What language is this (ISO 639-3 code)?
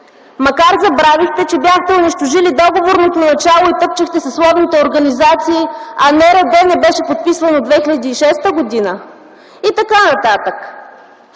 bul